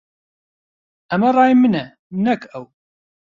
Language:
Central Kurdish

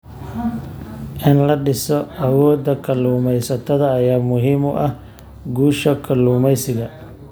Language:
Somali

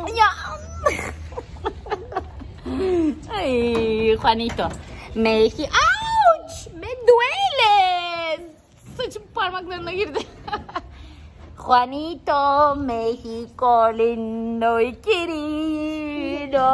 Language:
Turkish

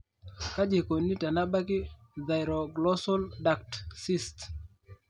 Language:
Masai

